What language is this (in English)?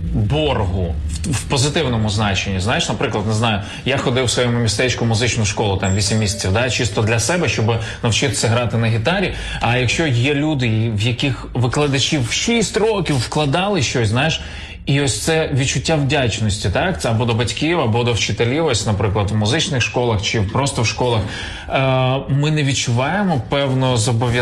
Ukrainian